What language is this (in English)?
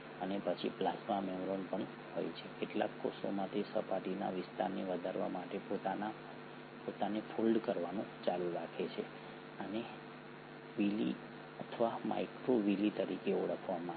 Gujarati